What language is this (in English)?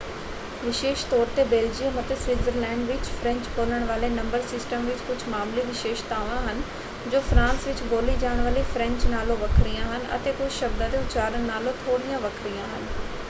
Punjabi